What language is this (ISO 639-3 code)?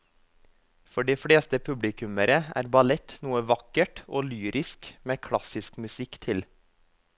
nor